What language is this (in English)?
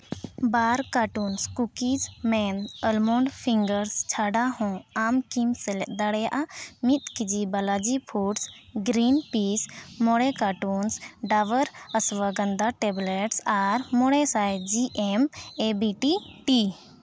Santali